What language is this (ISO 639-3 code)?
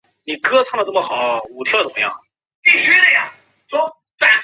zho